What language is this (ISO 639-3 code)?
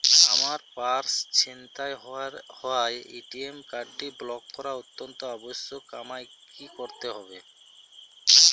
ben